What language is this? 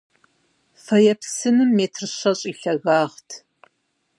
Kabardian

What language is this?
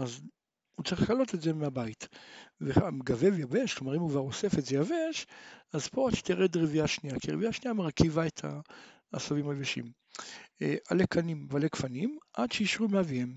Hebrew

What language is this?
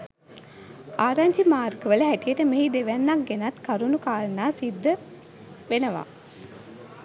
Sinhala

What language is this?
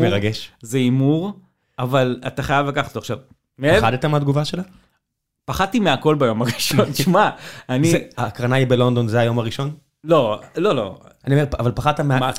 Hebrew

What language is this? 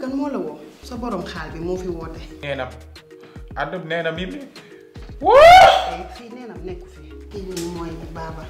Indonesian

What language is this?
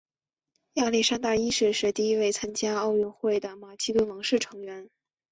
Chinese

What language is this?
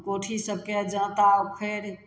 Maithili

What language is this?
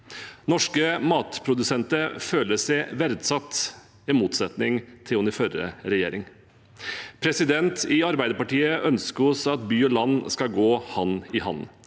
Norwegian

